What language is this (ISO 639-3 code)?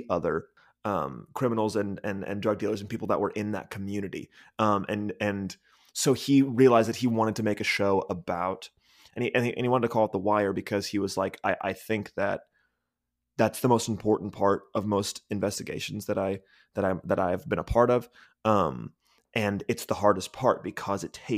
eng